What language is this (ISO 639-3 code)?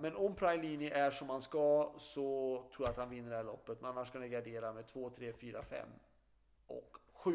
swe